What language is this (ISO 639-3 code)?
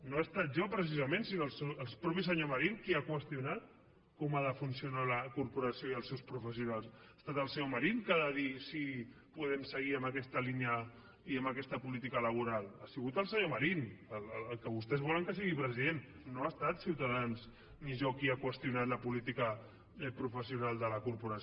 cat